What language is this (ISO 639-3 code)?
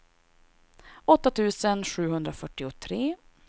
swe